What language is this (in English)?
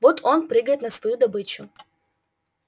Russian